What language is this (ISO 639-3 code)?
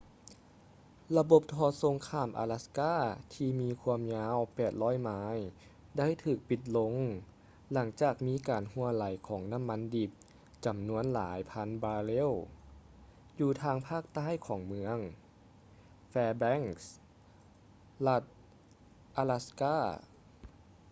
lao